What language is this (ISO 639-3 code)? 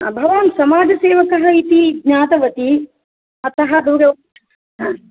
san